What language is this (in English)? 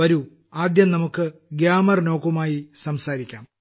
Malayalam